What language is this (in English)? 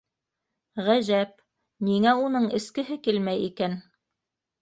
Bashkir